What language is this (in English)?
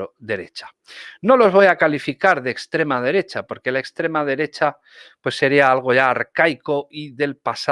Spanish